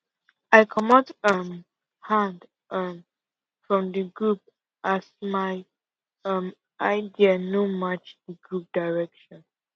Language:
Nigerian Pidgin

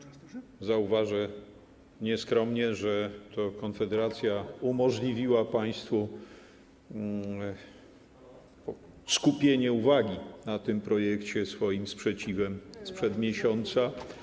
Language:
Polish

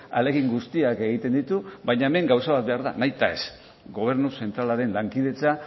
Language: Basque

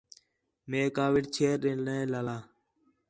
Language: Khetrani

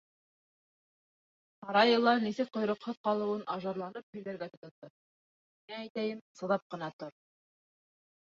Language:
Bashkir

